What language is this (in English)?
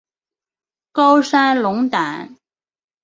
Chinese